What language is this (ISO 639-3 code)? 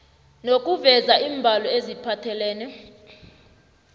nbl